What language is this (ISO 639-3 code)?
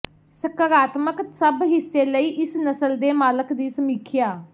pan